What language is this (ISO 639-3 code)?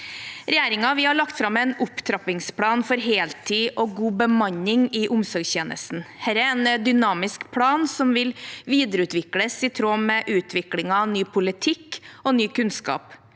nor